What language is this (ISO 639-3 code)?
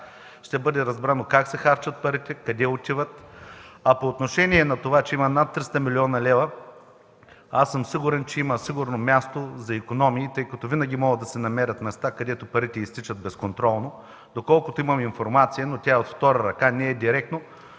bul